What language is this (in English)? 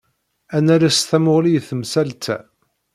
Kabyle